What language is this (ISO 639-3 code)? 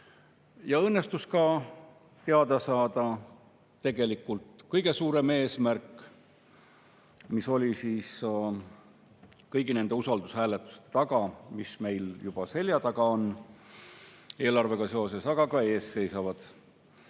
est